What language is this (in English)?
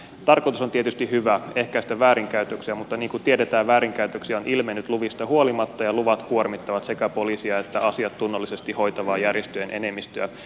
Finnish